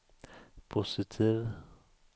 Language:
Swedish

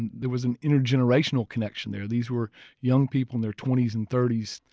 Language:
English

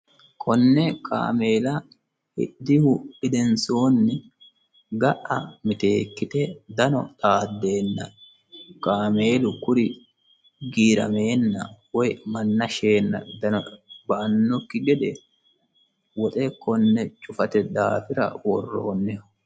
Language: Sidamo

